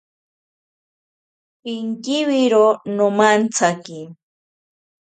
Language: Ashéninka Perené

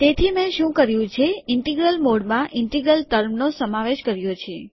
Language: Gujarati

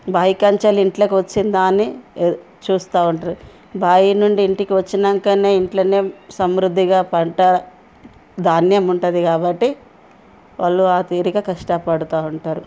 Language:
Telugu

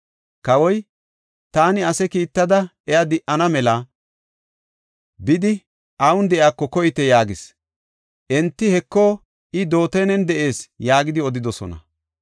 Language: Gofa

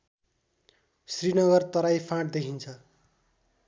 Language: Nepali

